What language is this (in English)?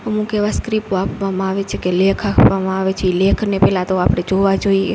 Gujarati